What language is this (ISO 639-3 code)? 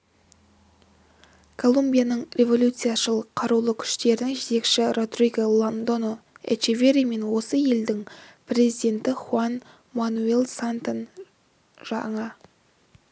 kaz